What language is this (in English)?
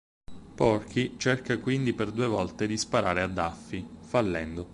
Italian